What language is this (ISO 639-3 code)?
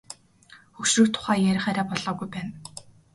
mon